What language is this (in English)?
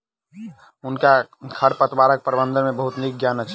Maithili